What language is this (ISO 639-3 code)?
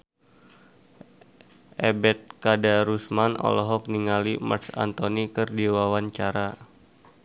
sun